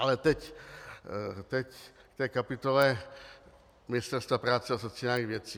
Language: Czech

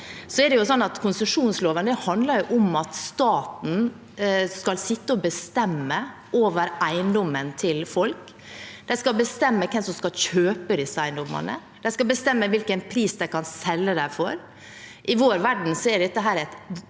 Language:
Norwegian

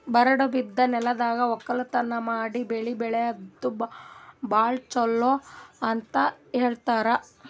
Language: Kannada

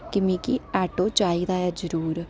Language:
Dogri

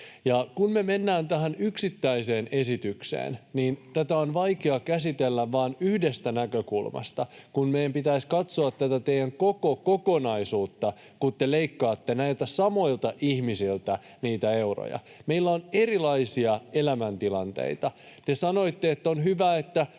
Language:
Finnish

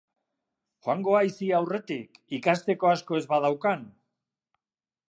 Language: Basque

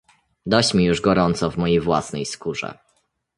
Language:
Polish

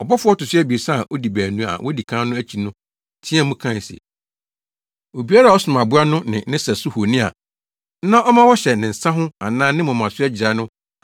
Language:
Akan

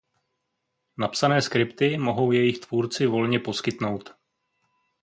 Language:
Czech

